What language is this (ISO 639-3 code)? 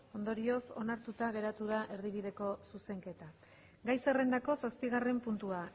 eus